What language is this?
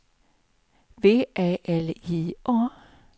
Swedish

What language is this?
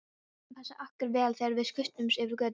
Icelandic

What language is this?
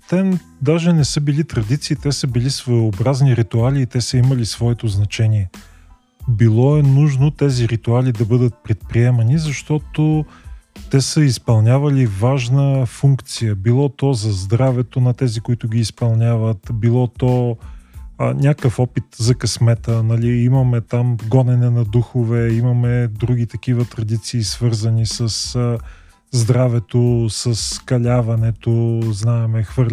Bulgarian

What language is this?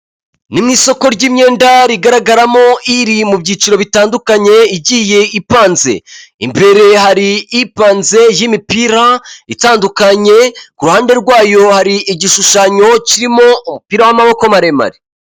Kinyarwanda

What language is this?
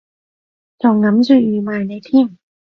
Cantonese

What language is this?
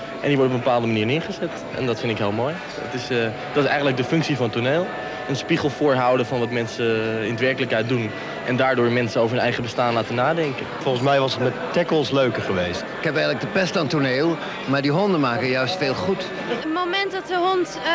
Dutch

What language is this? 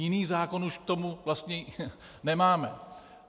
Czech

